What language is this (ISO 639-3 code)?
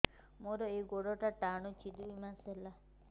ori